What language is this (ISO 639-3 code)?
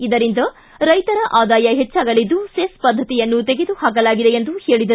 kan